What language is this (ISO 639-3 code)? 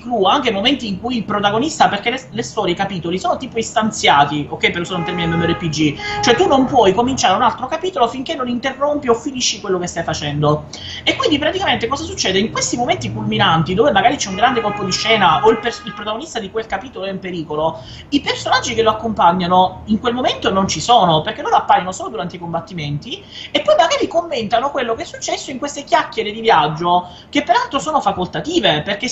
ita